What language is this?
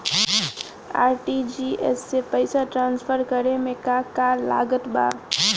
Bhojpuri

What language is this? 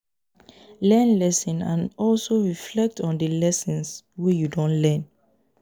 Nigerian Pidgin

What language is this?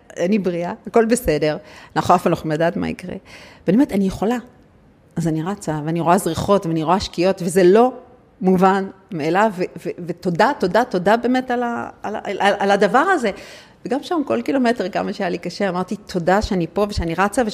Hebrew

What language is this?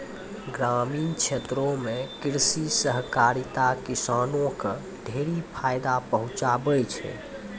Maithili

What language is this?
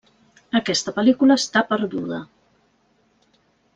Catalan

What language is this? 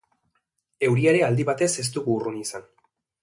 Basque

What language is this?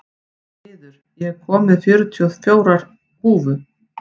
Icelandic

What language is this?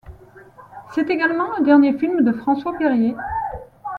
French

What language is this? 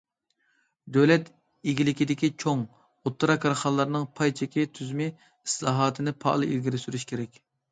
Uyghur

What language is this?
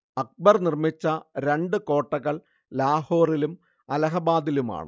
Malayalam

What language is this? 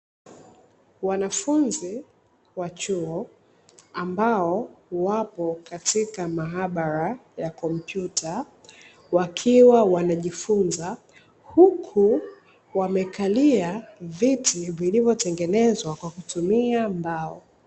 Swahili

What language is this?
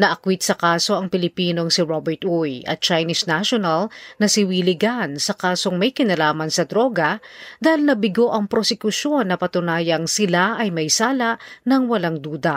Filipino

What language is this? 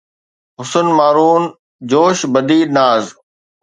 Sindhi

